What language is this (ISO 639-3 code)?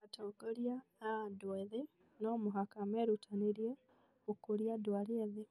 kik